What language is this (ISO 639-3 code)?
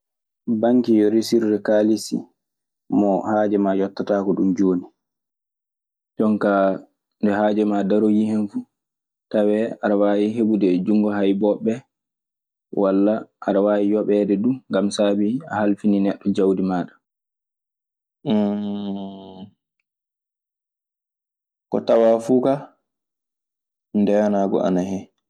ffm